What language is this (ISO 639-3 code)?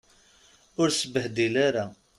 kab